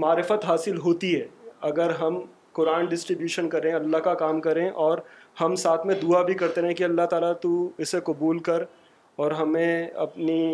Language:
Urdu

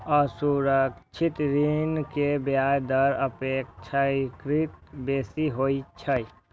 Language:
Maithili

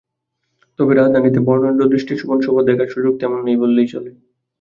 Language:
Bangla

